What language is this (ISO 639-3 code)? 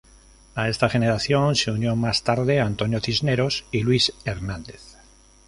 spa